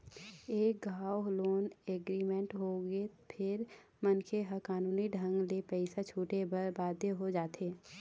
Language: Chhattisgarhi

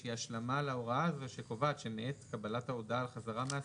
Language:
Hebrew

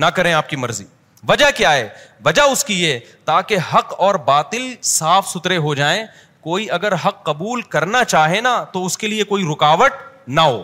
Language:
Urdu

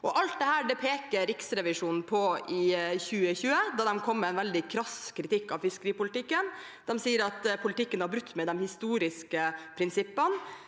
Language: Norwegian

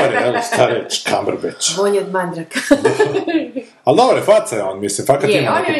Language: Croatian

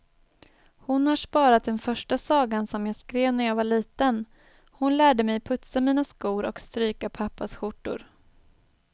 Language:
Swedish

